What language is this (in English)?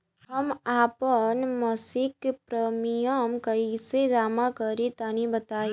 Bhojpuri